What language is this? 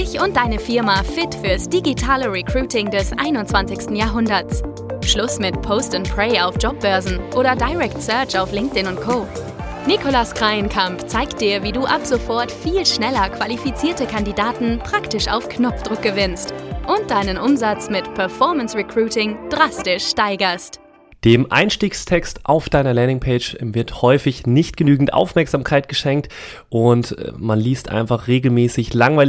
German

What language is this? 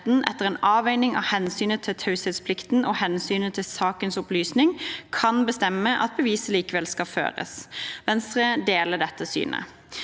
Norwegian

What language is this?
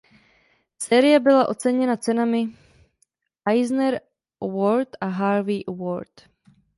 Czech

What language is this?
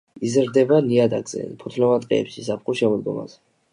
Georgian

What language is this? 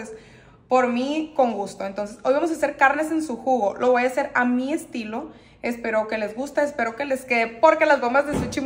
Spanish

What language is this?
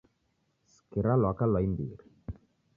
Taita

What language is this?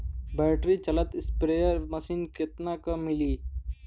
Bhojpuri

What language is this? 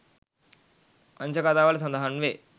Sinhala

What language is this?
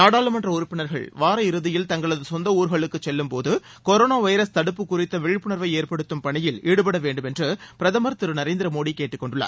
Tamil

